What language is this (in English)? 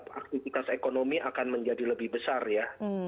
Indonesian